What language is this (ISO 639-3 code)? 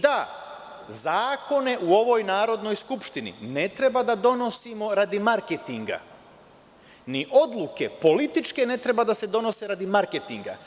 srp